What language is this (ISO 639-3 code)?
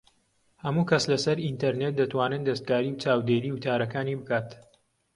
ckb